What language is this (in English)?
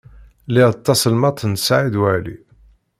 Kabyle